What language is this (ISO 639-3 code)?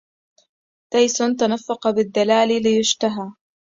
ara